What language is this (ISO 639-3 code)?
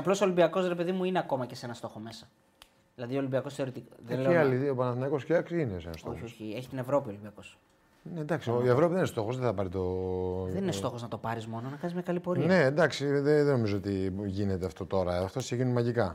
ell